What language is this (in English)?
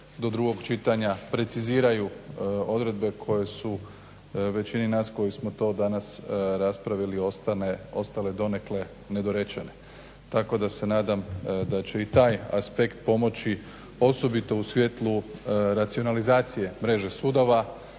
Croatian